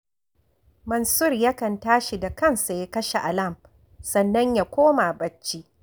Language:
Hausa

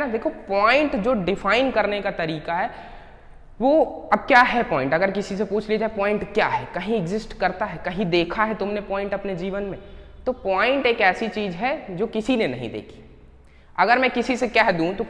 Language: Hindi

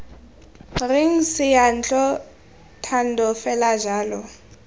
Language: Tswana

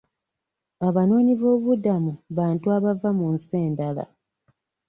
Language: Ganda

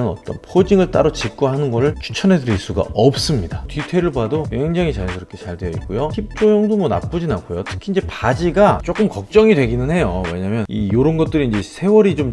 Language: Korean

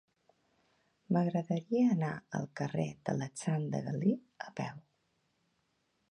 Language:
Catalan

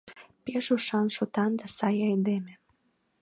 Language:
Mari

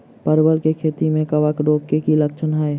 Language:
Maithili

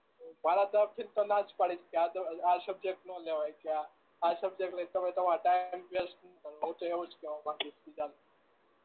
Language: Gujarati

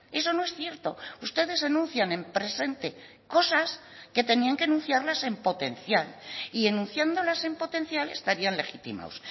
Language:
Spanish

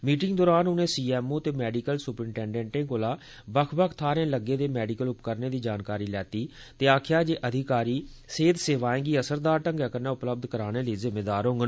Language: Dogri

